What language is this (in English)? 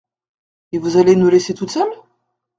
French